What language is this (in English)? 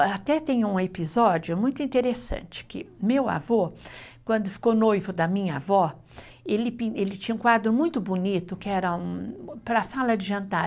Portuguese